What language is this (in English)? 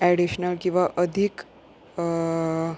Konkani